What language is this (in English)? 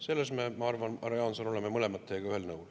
Estonian